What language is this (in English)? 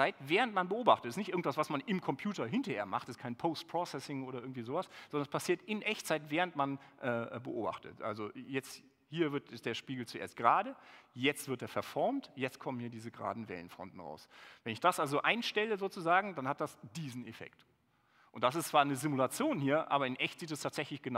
German